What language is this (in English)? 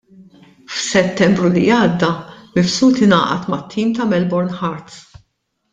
Maltese